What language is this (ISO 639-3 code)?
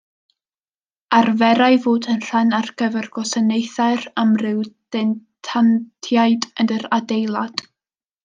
cym